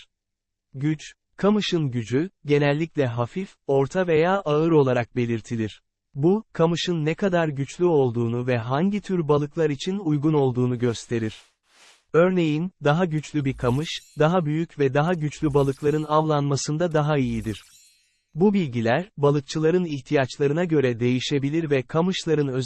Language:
Turkish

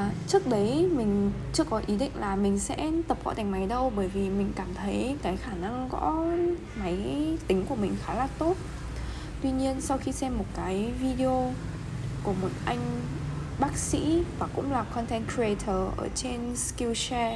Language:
Vietnamese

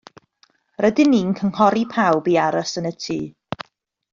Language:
Welsh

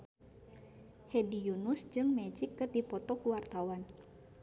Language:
Sundanese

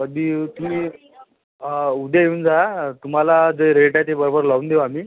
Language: Marathi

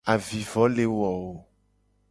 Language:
Gen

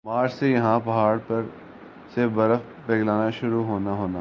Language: Urdu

